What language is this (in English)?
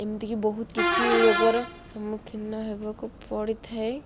Odia